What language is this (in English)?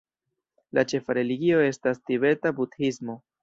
Esperanto